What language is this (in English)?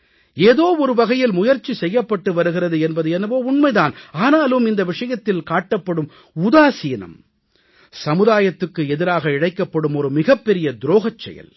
Tamil